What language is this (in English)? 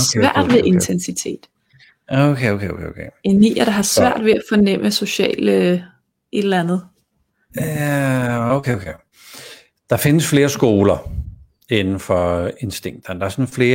Danish